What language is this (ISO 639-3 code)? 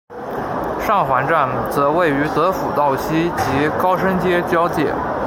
zho